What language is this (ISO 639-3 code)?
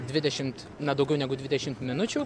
lit